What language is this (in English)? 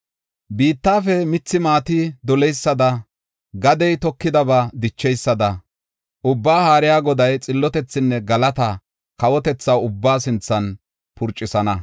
Gofa